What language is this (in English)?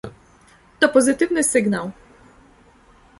Polish